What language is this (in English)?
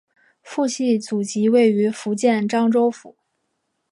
Chinese